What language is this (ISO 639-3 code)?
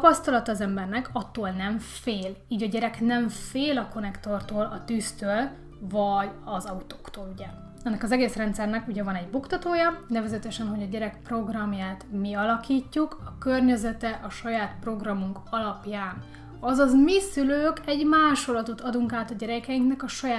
hun